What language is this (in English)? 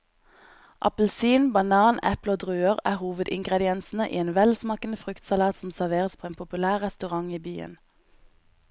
Norwegian